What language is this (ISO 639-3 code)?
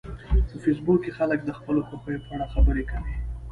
pus